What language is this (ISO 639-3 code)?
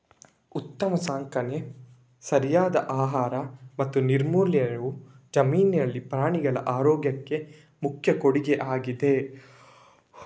kan